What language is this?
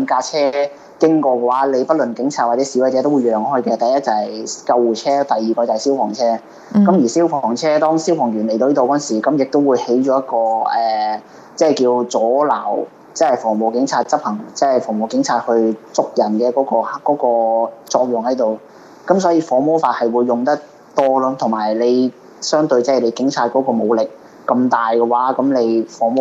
Chinese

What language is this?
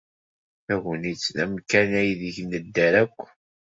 Kabyle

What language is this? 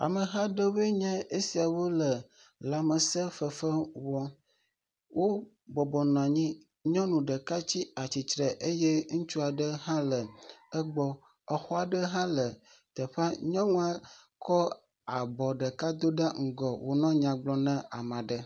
Ewe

